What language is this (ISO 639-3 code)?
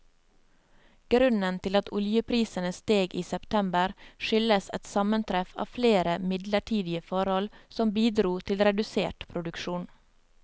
nor